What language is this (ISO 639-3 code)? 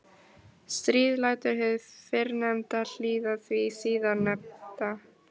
isl